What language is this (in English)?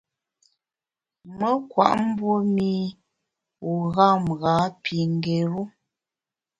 Bamun